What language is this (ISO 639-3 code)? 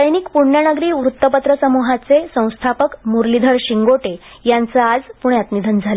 mar